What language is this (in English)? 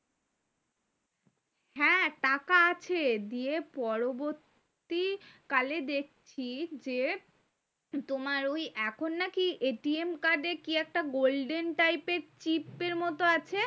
Bangla